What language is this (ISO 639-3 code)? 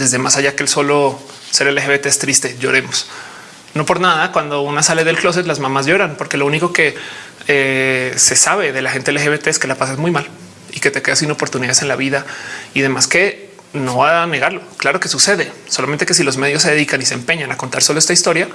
spa